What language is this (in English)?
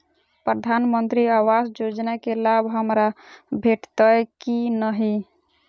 Maithili